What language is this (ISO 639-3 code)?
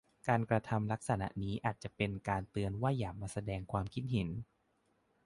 tha